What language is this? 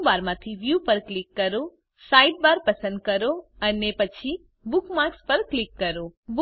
Gujarati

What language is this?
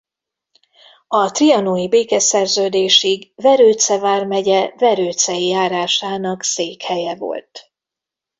Hungarian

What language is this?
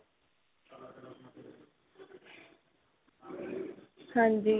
Punjabi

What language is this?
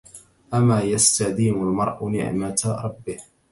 Arabic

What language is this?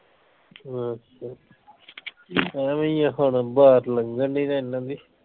Punjabi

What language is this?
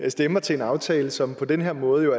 Danish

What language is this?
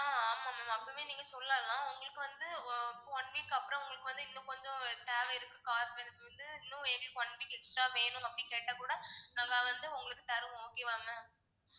Tamil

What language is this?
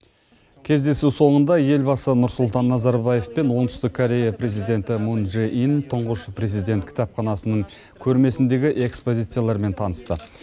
Kazakh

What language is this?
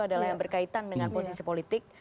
Indonesian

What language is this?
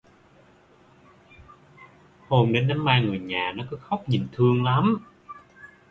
Vietnamese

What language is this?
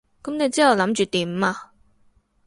Cantonese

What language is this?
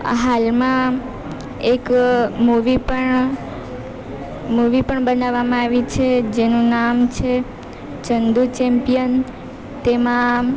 Gujarati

